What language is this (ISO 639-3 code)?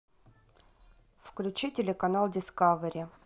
rus